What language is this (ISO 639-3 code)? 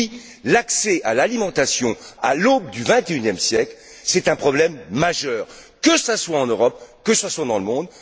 fra